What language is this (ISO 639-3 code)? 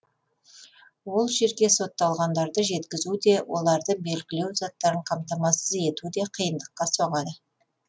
kaz